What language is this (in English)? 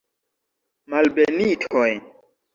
Esperanto